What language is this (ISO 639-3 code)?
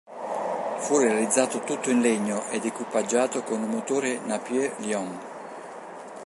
ita